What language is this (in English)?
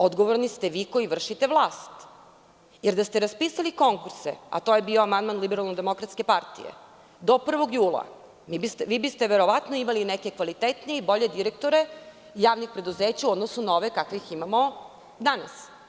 Serbian